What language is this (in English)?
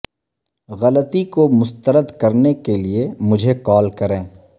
Urdu